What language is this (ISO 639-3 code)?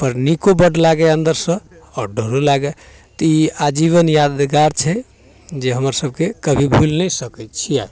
mai